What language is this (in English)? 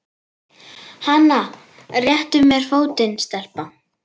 Icelandic